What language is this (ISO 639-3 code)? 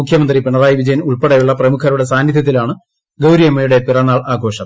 mal